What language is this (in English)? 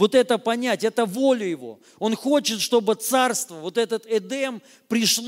Russian